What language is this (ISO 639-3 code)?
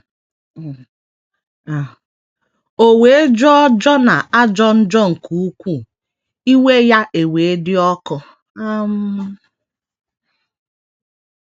ibo